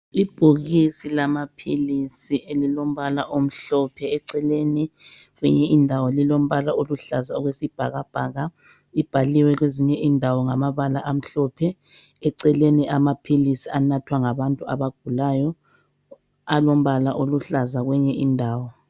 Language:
North Ndebele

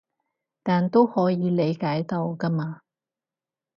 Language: Cantonese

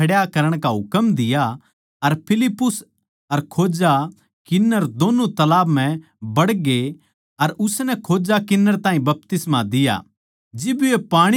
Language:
Haryanvi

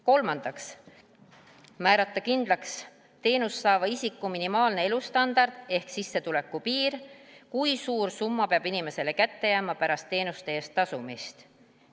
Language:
Estonian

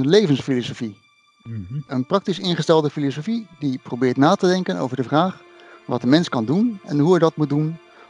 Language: Dutch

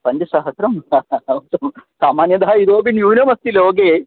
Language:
Sanskrit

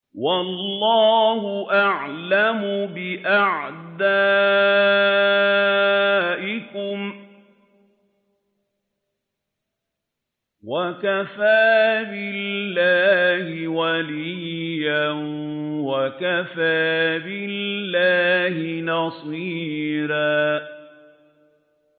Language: Arabic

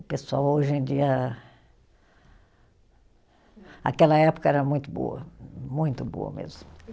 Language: Portuguese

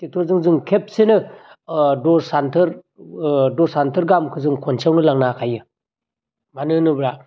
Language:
Bodo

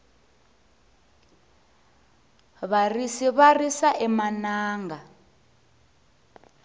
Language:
Tsonga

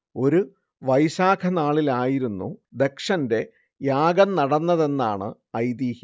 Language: Malayalam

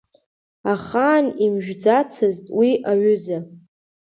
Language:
Abkhazian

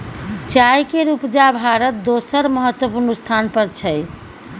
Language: Maithili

